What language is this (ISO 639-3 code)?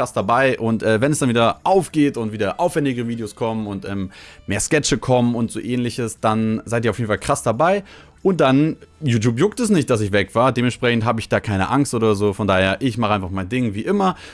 deu